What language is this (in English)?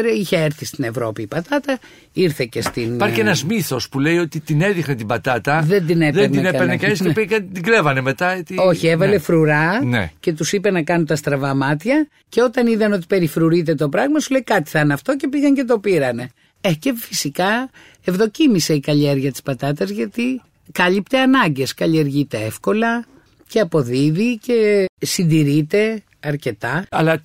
Greek